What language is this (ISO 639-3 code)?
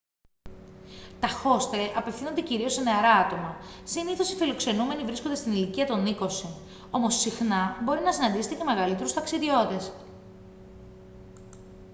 ell